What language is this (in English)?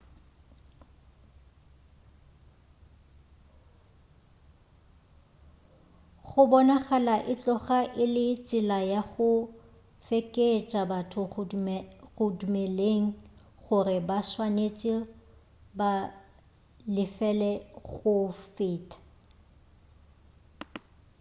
Northern Sotho